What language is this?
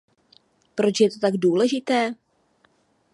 Czech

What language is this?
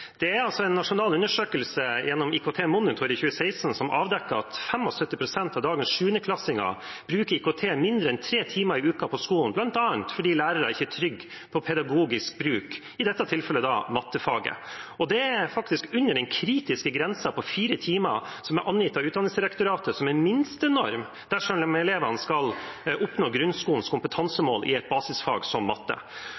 Norwegian Bokmål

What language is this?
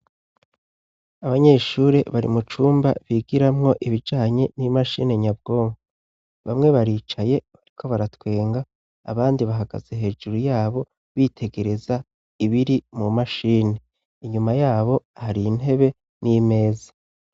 Rundi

